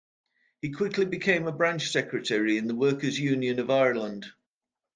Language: English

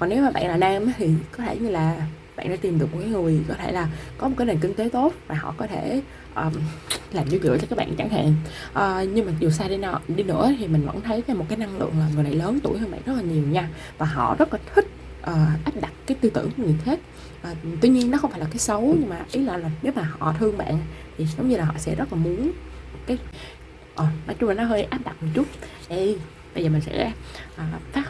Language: Vietnamese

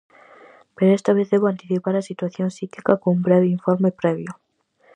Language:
Galician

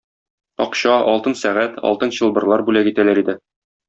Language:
Tatar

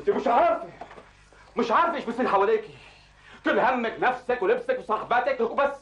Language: Arabic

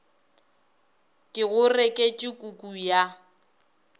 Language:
Northern Sotho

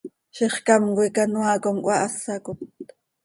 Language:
Seri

